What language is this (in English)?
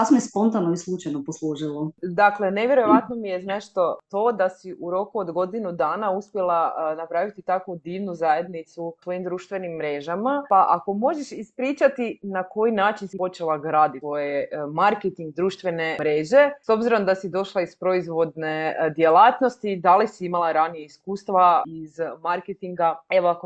Croatian